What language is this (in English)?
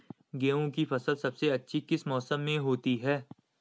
Hindi